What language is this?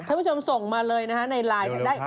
Thai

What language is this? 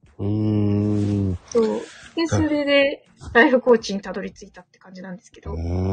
Japanese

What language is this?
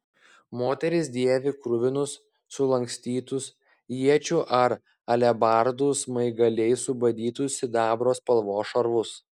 Lithuanian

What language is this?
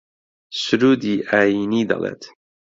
Central Kurdish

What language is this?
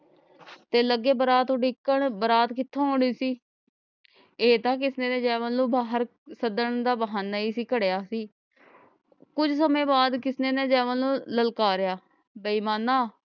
Punjabi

